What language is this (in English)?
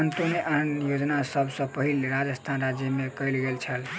Maithili